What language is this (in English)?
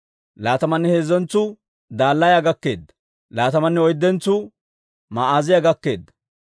Dawro